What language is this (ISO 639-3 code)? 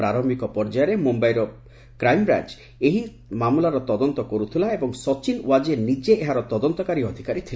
ori